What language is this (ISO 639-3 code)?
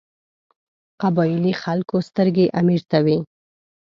pus